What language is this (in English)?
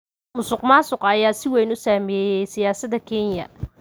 Somali